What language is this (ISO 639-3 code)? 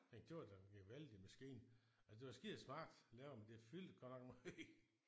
dan